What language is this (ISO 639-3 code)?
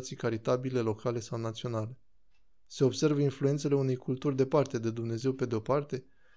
ron